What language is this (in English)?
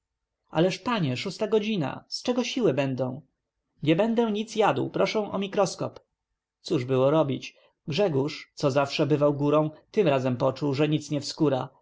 Polish